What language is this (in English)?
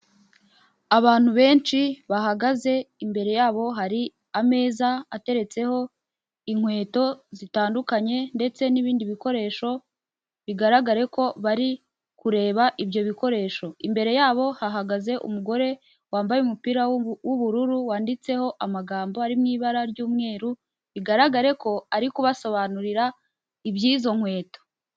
Kinyarwanda